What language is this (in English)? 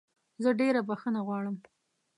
Pashto